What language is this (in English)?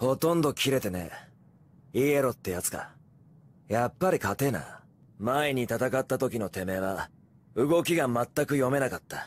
Japanese